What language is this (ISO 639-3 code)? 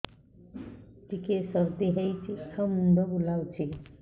ori